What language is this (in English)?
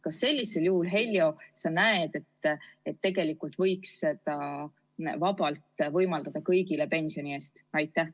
Estonian